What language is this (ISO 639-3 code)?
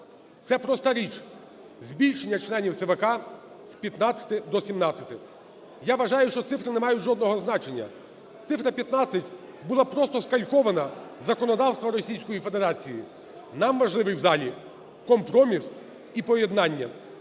ukr